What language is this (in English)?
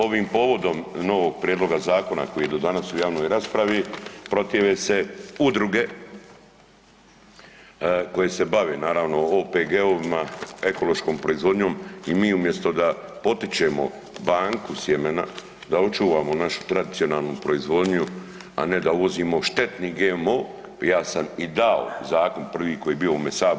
Croatian